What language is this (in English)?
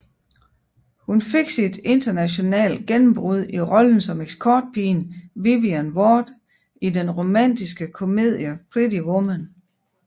Danish